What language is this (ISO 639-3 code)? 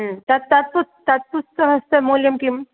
san